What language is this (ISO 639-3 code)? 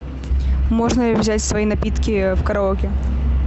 rus